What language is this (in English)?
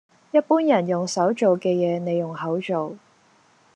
Cantonese